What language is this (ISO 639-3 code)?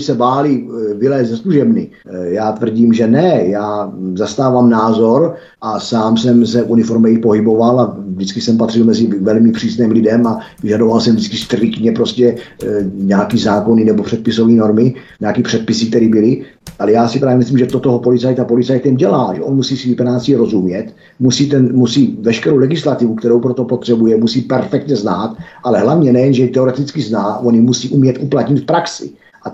ces